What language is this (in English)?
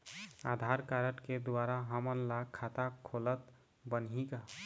Chhattisgarhi